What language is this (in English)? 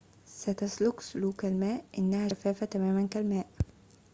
Arabic